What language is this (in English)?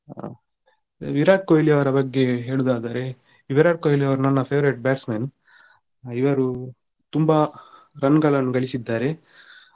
Kannada